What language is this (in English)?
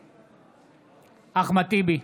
Hebrew